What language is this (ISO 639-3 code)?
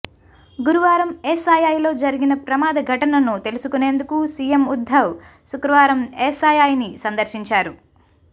tel